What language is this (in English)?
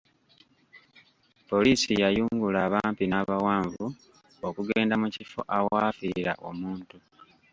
Ganda